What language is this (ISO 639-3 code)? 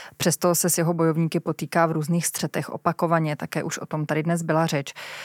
ces